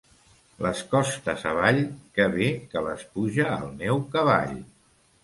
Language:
Catalan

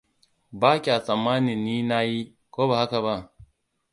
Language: Hausa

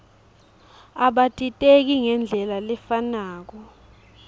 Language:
Swati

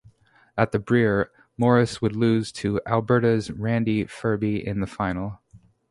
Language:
English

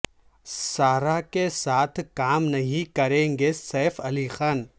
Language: Urdu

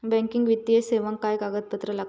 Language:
Marathi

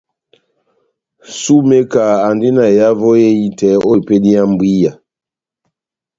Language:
Batanga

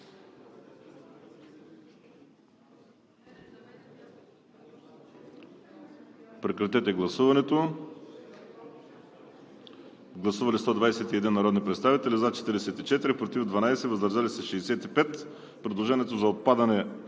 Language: Bulgarian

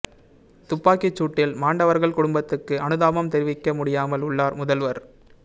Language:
Tamil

